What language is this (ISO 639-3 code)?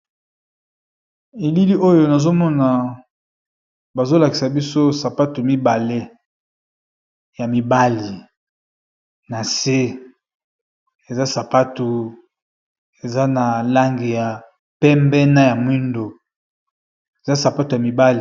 lin